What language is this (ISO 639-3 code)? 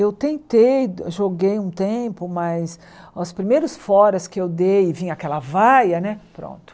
por